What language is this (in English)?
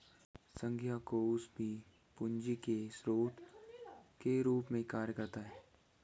Hindi